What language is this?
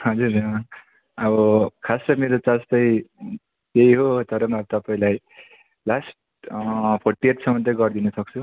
Nepali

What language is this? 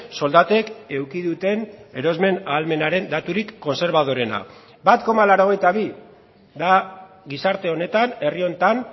Basque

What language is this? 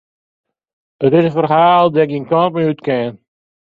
Western Frisian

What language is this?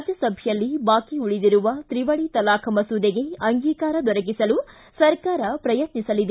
Kannada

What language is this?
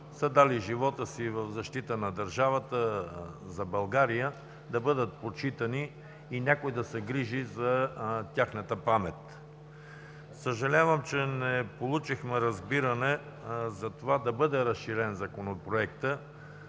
Bulgarian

